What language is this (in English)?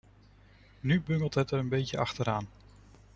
Dutch